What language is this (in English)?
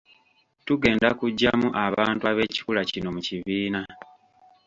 Ganda